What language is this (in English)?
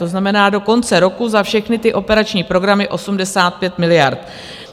Czech